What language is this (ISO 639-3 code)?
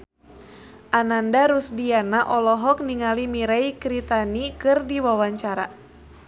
sun